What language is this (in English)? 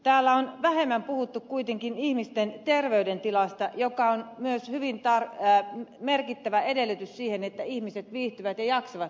Finnish